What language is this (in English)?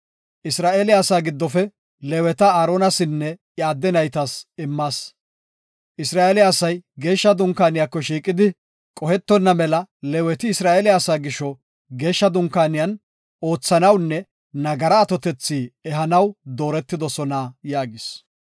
Gofa